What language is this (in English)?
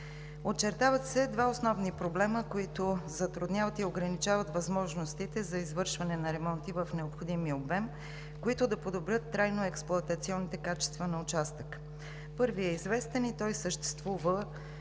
Bulgarian